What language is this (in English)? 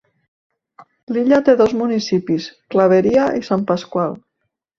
Catalan